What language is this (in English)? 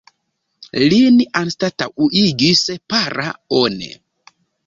Esperanto